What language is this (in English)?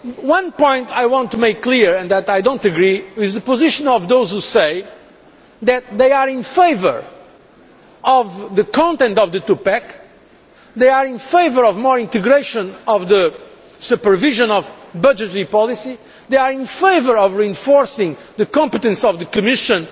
English